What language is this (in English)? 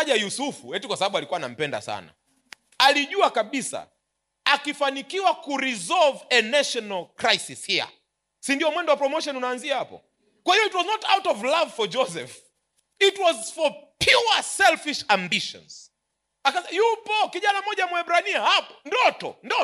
Swahili